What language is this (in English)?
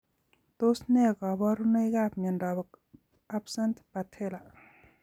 Kalenjin